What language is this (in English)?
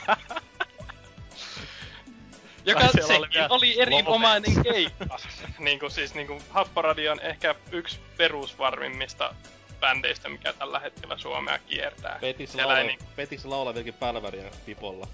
Finnish